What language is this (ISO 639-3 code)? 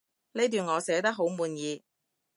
yue